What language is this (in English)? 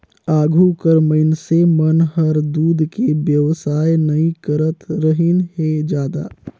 Chhattisgarhi